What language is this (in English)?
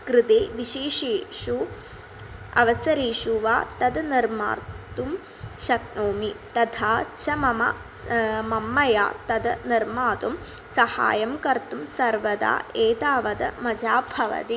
Sanskrit